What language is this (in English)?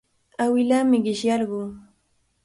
Cajatambo North Lima Quechua